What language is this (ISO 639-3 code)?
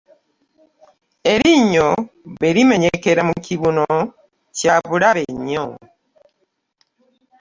lug